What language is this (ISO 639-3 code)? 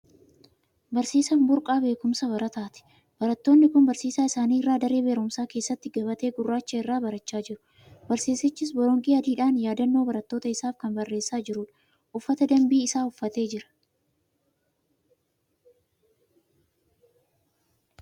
orm